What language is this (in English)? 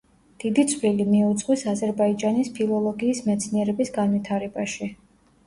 Georgian